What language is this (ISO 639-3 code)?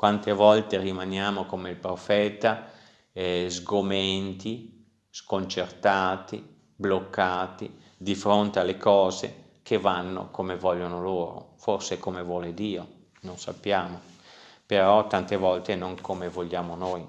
ita